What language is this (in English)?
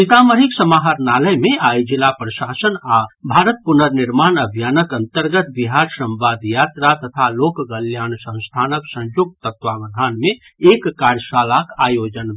Maithili